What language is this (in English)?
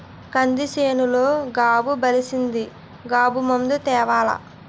Telugu